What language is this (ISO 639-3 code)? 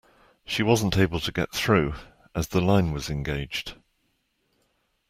eng